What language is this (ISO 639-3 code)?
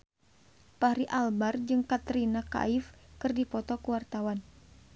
sun